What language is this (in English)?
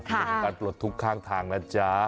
Thai